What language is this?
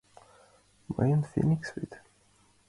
Mari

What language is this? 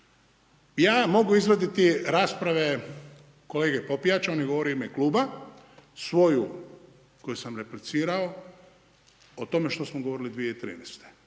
Croatian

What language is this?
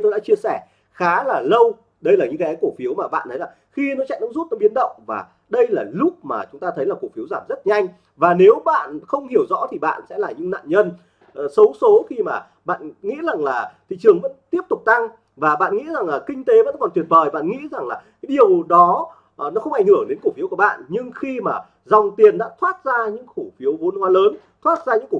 Vietnamese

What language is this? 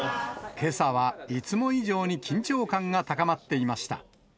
Japanese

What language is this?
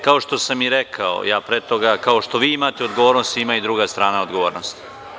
Serbian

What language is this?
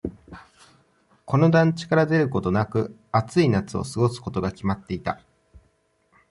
Japanese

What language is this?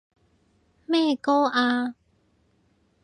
Cantonese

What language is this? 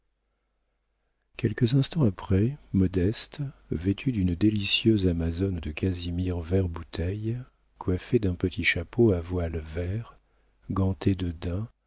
French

